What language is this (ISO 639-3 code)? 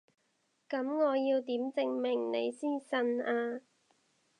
yue